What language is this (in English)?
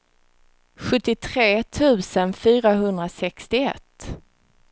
Swedish